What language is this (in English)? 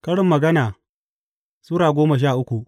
Hausa